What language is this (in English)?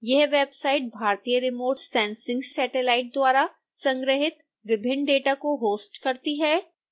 Hindi